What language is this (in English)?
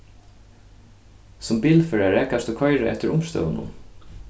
Faroese